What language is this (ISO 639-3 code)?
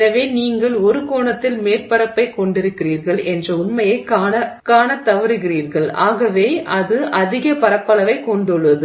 tam